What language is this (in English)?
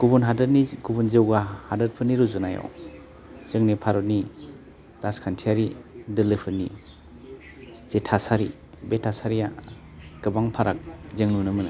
Bodo